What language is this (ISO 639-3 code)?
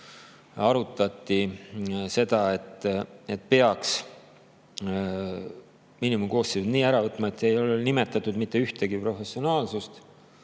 est